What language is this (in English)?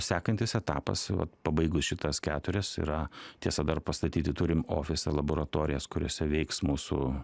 Lithuanian